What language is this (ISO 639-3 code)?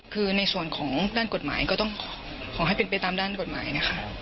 tha